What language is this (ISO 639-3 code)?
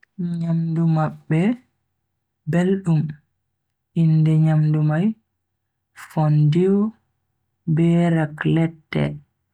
fui